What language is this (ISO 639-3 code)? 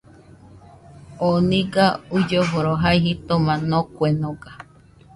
hux